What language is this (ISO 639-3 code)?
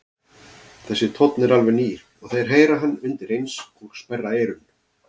isl